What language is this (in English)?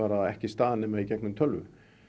Icelandic